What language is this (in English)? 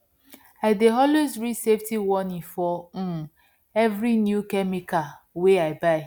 Nigerian Pidgin